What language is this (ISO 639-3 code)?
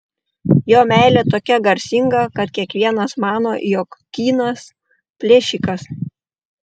lit